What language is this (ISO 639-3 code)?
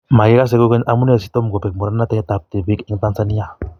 kln